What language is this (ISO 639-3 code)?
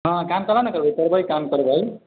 mai